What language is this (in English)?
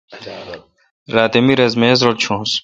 Kalkoti